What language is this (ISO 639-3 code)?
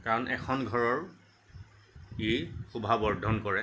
asm